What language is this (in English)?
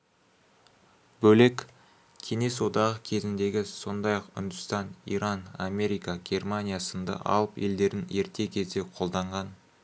Kazakh